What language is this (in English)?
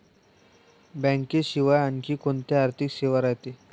Marathi